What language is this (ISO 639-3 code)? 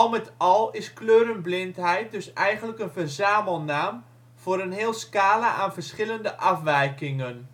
nld